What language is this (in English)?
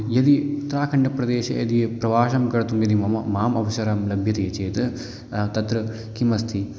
Sanskrit